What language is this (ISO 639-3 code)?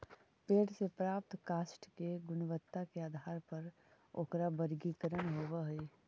mag